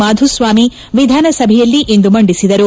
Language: Kannada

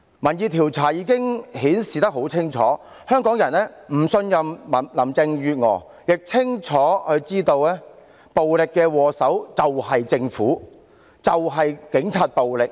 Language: Cantonese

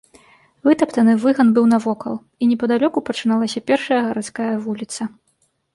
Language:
Belarusian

